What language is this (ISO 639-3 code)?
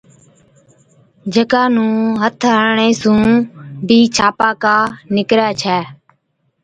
odk